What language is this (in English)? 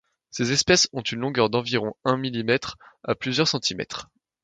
French